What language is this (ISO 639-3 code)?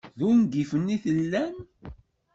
kab